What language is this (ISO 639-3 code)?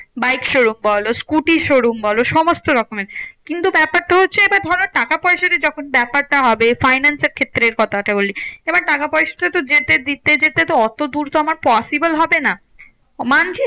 ben